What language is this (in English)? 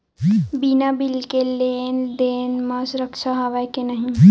Chhattisgarhi